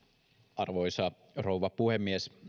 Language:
Finnish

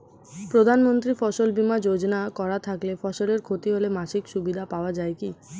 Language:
Bangla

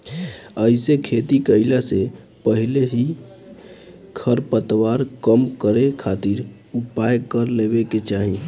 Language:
Bhojpuri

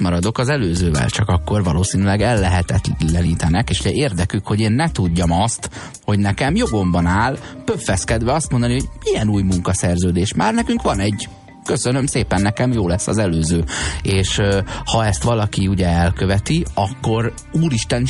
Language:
Hungarian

